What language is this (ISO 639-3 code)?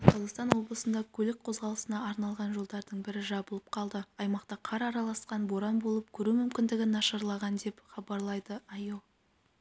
kaz